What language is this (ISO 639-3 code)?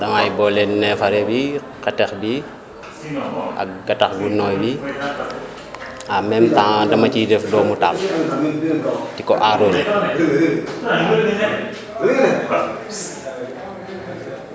wol